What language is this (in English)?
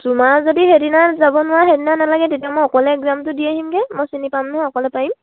Assamese